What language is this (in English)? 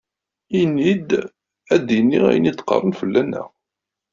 Kabyle